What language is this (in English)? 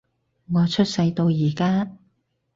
Cantonese